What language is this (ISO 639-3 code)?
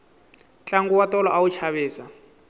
tso